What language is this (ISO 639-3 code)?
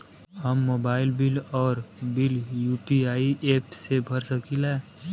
bho